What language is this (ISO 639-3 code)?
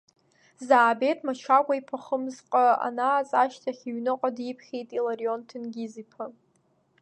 abk